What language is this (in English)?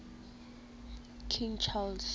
Southern Sotho